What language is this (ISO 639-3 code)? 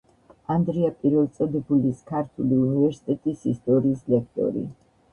kat